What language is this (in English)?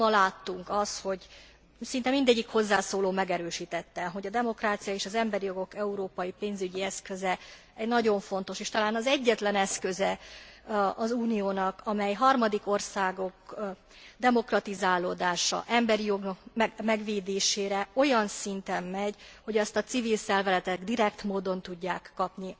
Hungarian